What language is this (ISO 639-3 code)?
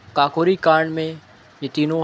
urd